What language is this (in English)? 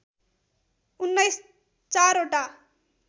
Nepali